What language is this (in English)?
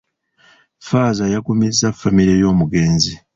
Ganda